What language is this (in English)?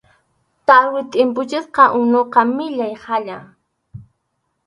Arequipa-La Unión Quechua